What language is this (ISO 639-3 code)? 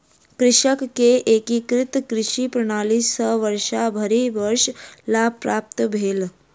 mai